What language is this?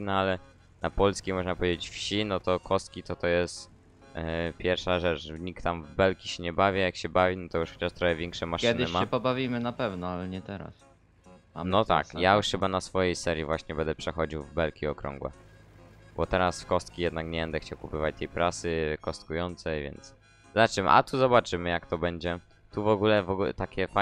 Polish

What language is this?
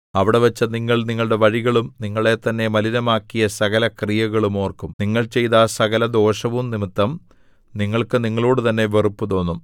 Malayalam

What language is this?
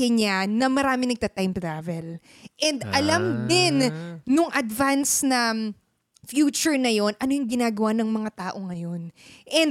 Filipino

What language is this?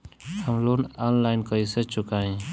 Bhojpuri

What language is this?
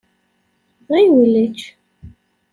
Kabyle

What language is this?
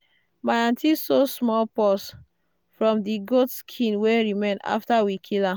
Nigerian Pidgin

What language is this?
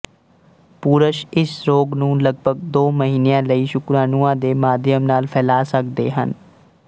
Punjabi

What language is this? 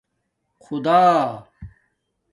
Domaaki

